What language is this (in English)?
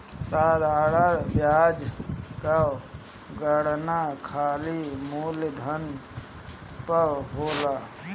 Bhojpuri